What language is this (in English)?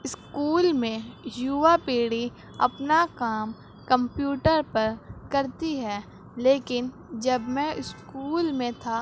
Urdu